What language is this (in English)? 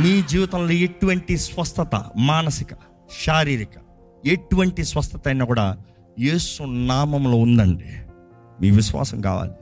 Telugu